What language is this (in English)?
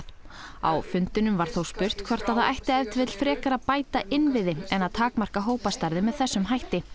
Icelandic